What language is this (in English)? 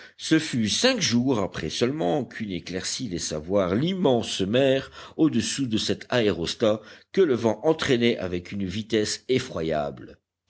French